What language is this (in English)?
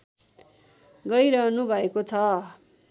Nepali